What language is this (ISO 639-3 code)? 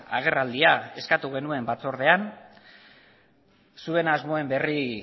eus